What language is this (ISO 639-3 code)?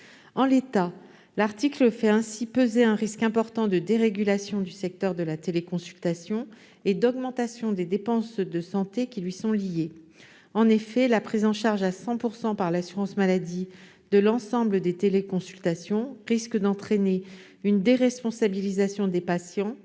fra